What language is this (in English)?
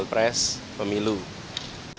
Indonesian